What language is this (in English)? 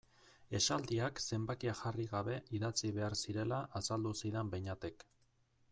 Basque